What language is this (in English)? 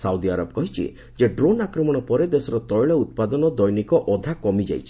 Odia